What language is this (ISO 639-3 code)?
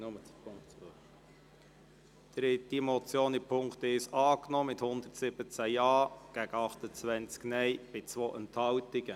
gsw